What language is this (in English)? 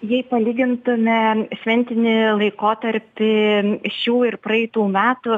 Lithuanian